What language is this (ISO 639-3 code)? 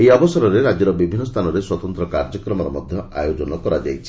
ori